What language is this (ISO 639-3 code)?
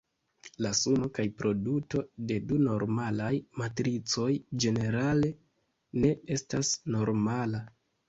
epo